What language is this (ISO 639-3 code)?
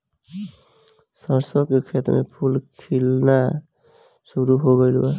bho